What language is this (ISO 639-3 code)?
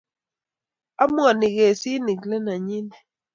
kln